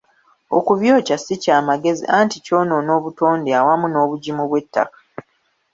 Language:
Ganda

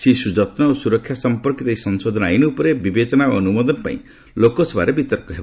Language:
Odia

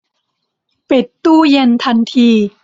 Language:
Thai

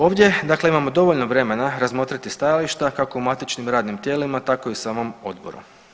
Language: Croatian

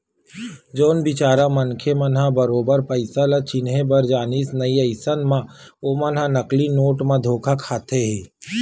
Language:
Chhattisgarhi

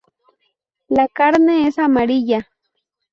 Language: Spanish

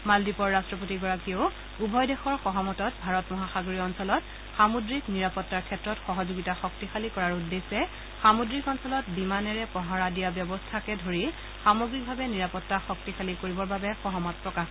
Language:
Assamese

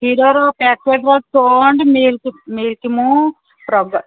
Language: Odia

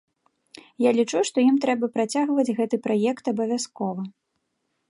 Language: Belarusian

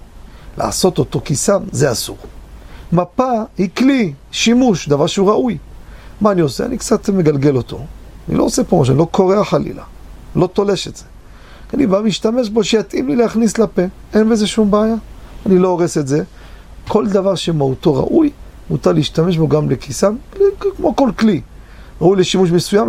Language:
Hebrew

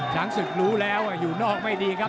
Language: Thai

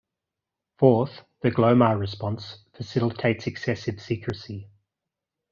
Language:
English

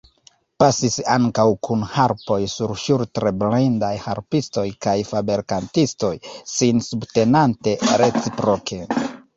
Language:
Esperanto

